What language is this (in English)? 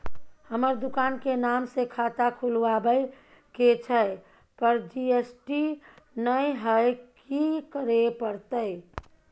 Maithili